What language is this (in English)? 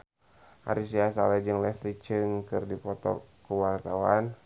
Sundanese